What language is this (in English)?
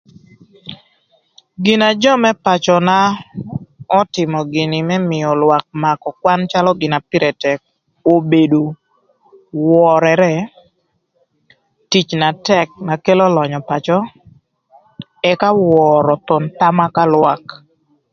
Thur